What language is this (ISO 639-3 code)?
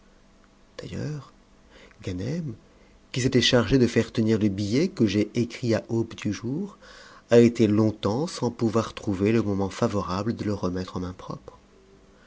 fra